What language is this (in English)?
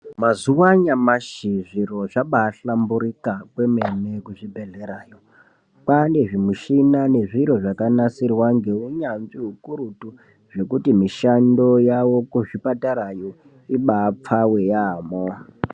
Ndau